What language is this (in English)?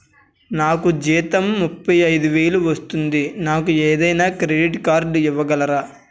Telugu